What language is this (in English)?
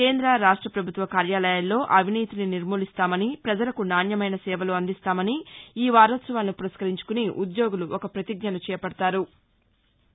Telugu